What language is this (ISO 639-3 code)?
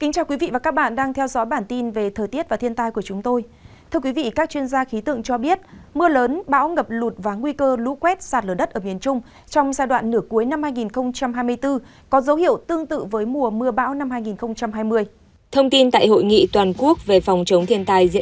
vie